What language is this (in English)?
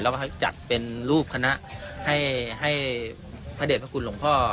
Thai